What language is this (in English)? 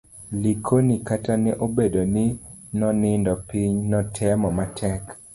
Luo (Kenya and Tanzania)